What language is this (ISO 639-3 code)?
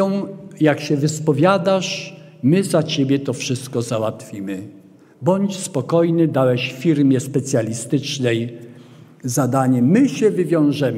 pol